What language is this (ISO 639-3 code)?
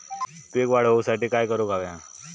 mar